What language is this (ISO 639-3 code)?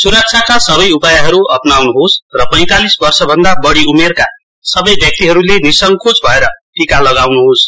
nep